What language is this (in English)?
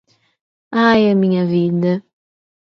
Portuguese